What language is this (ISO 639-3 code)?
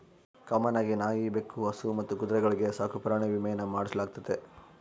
kan